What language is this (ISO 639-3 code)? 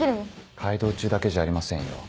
jpn